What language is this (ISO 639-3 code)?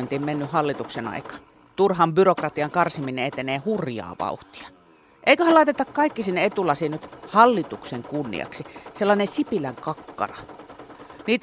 fin